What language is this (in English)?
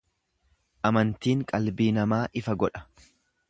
Oromo